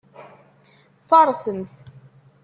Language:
Kabyle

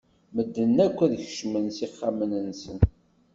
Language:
Kabyle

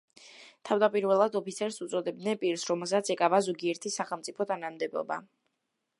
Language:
Georgian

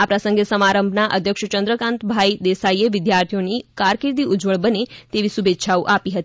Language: Gujarati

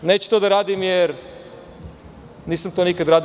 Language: Serbian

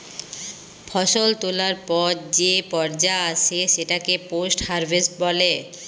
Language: Bangla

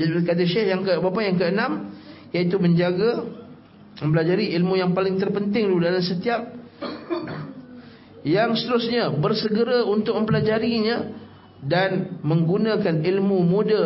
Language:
Malay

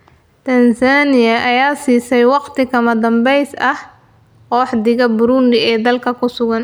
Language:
Somali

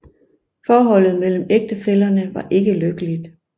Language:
Danish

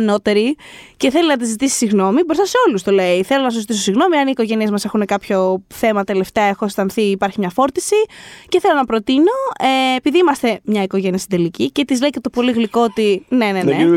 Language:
Greek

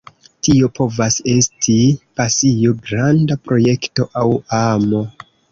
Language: Esperanto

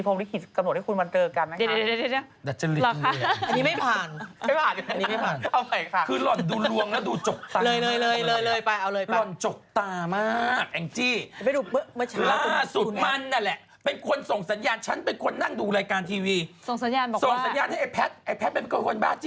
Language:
Thai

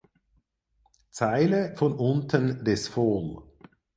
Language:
German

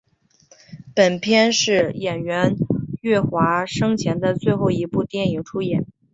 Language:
Chinese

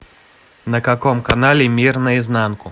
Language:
Russian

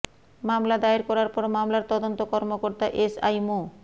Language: Bangla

